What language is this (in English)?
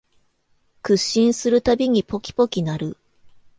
Japanese